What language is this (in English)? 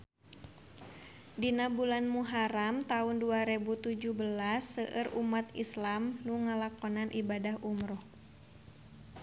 Sundanese